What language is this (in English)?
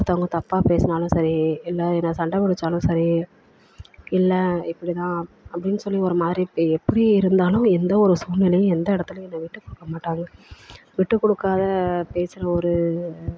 Tamil